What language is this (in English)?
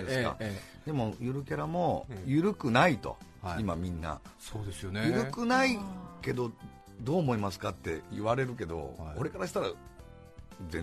Japanese